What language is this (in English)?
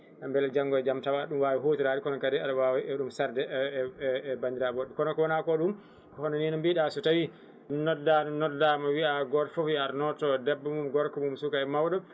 Fula